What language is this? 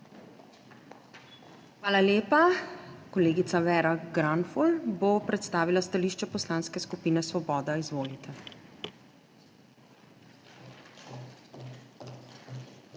Slovenian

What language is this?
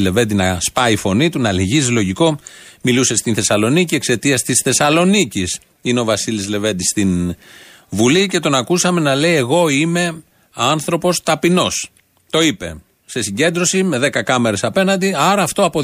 Greek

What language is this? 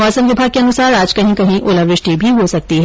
Hindi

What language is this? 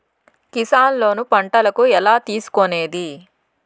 Telugu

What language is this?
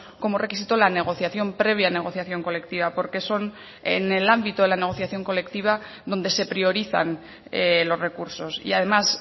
Spanish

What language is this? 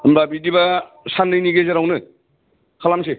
Bodo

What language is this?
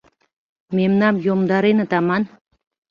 Mari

